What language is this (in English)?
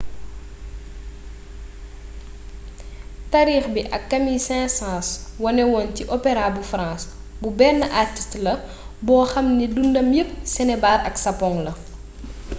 Wolof